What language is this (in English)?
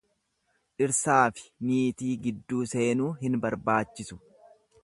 Oromo